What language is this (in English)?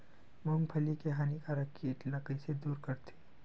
Chhattisgarhi